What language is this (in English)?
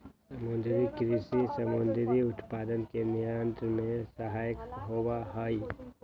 Magahi